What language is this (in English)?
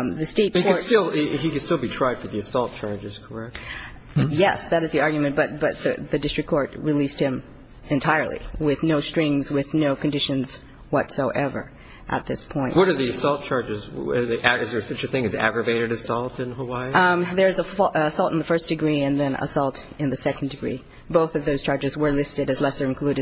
English